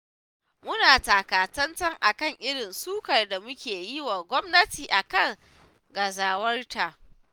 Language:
Hausa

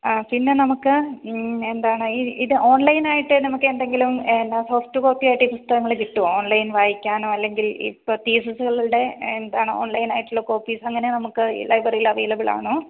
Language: Malayalam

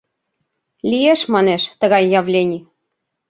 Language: Mari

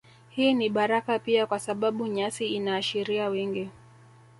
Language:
Swahili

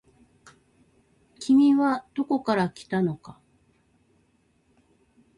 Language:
Japanese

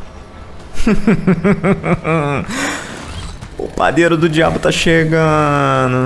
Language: Portuguese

